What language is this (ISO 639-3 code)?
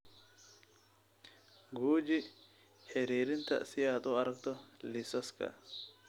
som